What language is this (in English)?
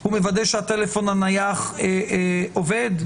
Hebrew